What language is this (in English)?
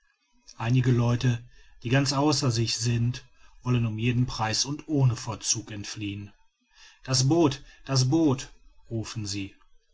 German